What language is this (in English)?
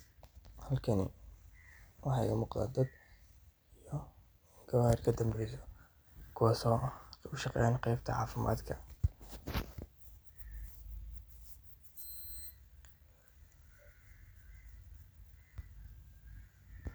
Somali